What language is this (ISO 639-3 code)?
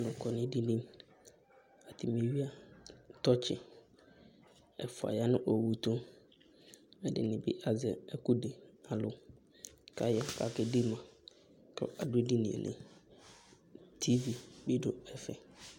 kpo